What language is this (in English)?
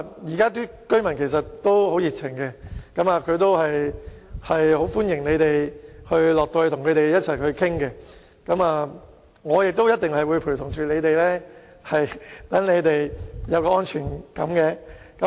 Cantonese